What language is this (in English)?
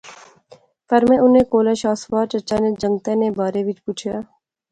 Pahari-Potwari